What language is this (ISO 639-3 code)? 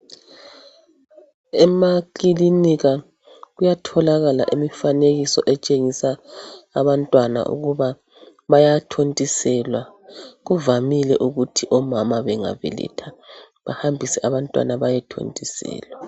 nde